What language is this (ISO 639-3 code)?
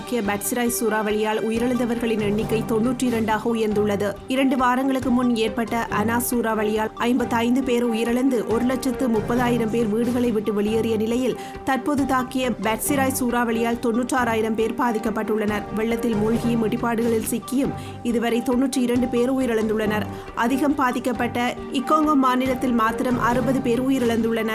tam